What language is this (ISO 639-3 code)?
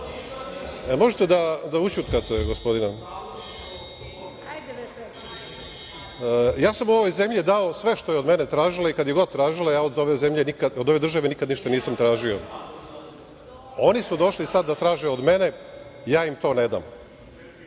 srp